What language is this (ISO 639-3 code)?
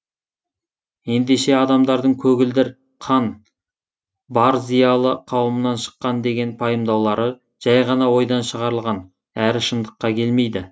kaz